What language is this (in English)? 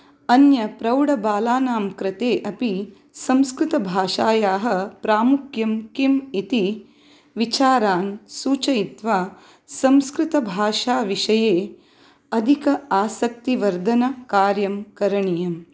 Sanskrit